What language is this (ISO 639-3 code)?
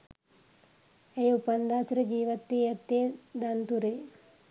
sin